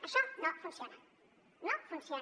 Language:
Catalan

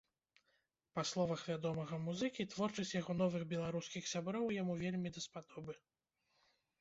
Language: Belarusian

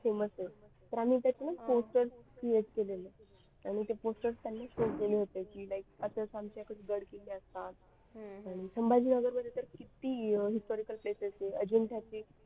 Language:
Marathi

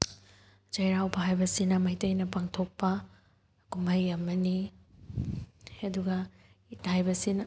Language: Manipuri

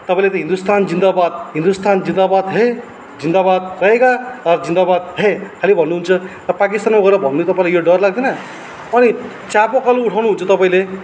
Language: Nepali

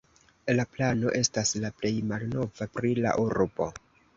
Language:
Esperanto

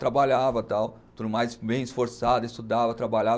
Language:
Portuguese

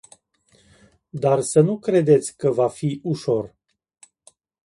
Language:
Romanian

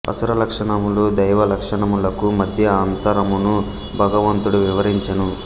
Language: Telugu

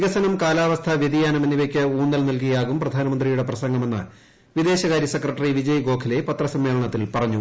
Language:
Malayalam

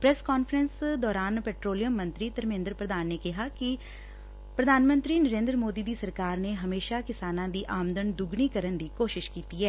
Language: Punjabi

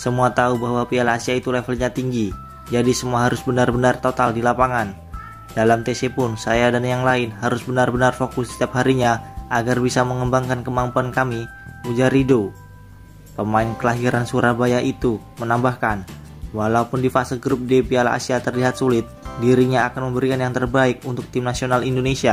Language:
Indonesian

